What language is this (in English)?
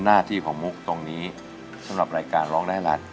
Thai